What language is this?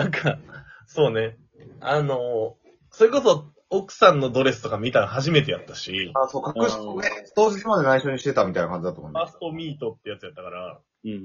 Japanese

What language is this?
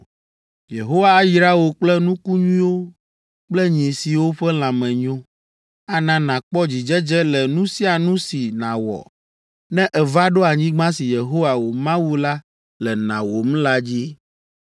Ewe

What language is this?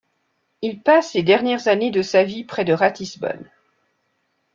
French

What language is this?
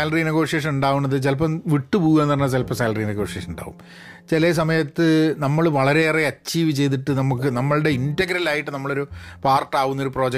Malayalam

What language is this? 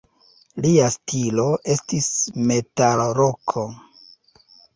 Esperanto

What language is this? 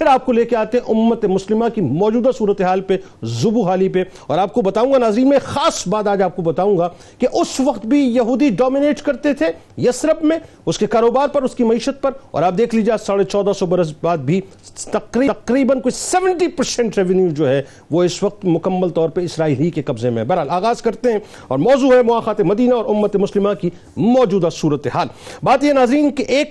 Urdu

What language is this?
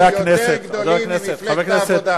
Hebrew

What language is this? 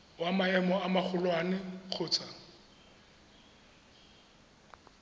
Tswana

